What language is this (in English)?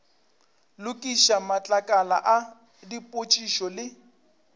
Northern Sotho